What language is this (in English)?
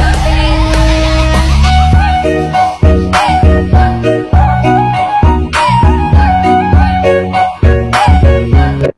Indonesian